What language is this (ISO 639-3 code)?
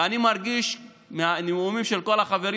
heb